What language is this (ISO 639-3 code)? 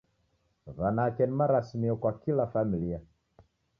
dav